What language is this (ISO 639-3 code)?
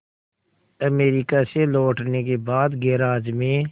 hin